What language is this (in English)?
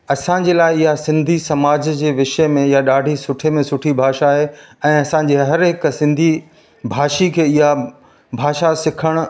Sindhi